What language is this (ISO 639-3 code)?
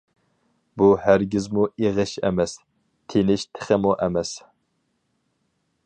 uig